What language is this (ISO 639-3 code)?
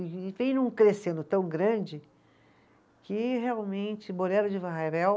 por